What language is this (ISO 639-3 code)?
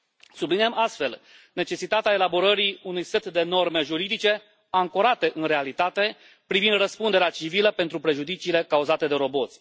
ron